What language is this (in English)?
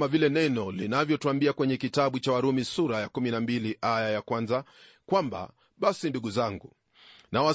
Swahili